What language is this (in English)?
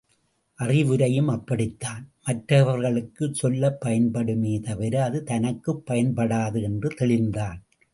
Tamil